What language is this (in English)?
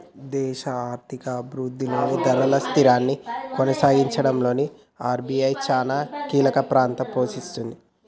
Telugu